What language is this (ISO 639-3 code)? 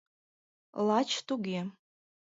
chm